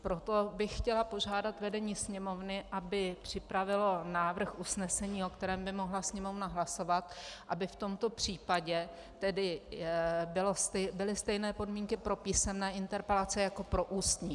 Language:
Czech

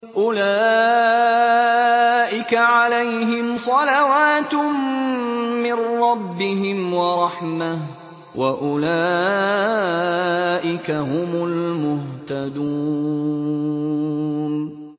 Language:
Arabic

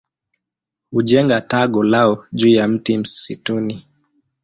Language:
Swahili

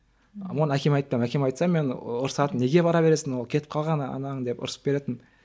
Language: Kazakh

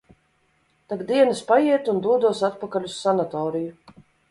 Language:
Latvian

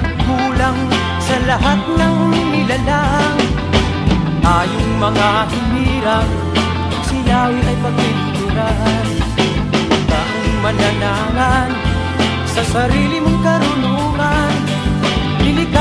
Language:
Thai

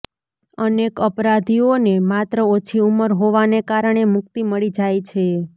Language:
Gujarati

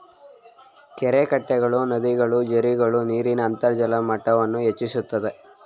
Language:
Kannada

